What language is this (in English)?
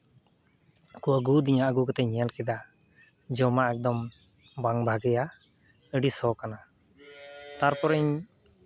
Santali